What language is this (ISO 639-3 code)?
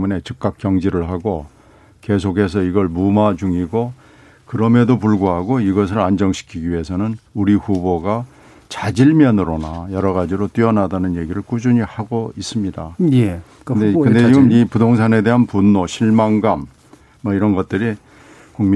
kor